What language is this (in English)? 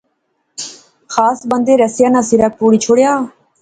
Pahari-Potwari